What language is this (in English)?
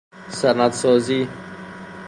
Persian